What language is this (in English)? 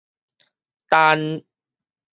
Min Nan Chinese